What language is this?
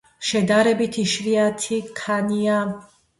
Georgian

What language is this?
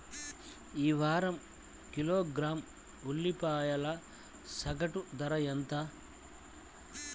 Telugu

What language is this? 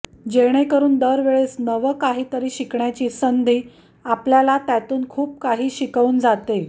Marathi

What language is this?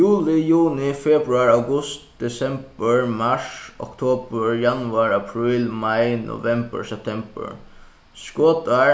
Faroese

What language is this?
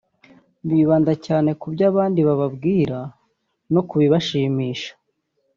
Kinyarwanda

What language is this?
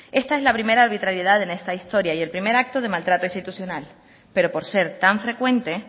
Spanish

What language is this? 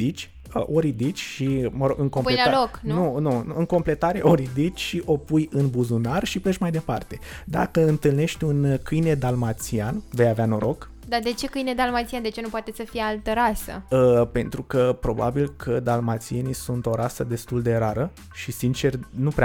Romanian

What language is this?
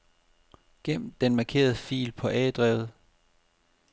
Danish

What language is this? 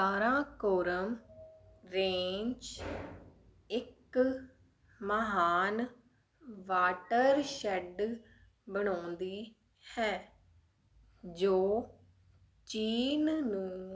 Punjabi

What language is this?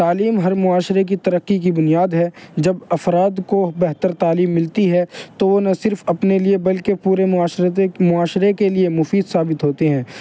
Urdu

